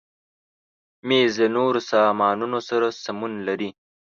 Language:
Pashto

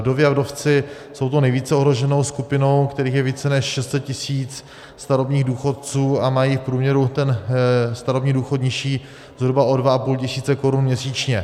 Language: Czech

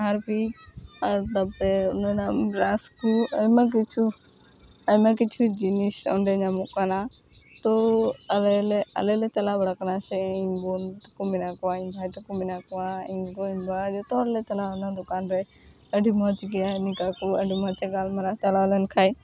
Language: Santali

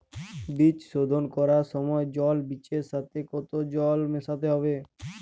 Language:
Bangla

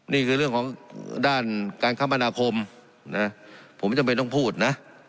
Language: Thai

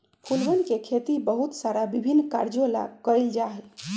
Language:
Magahi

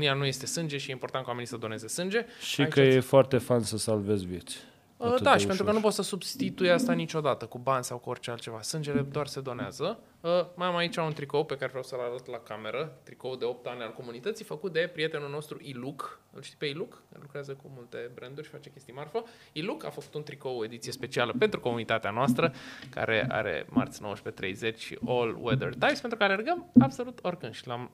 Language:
Romanian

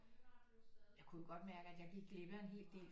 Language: Danish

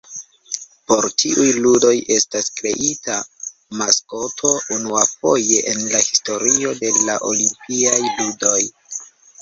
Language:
Esperanto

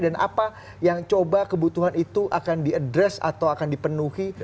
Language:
Indonesian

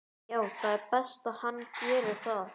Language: Icelandic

